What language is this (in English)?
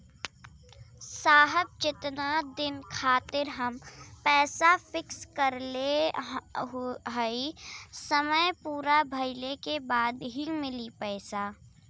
Bhojpuri